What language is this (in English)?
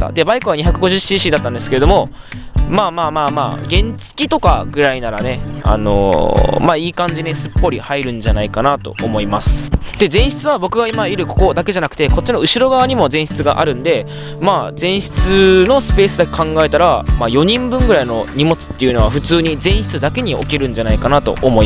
Japanese